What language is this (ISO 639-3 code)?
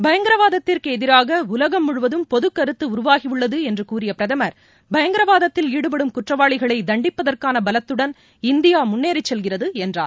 tam